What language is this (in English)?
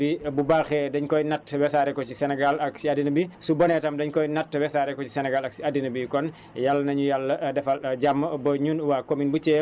Wolof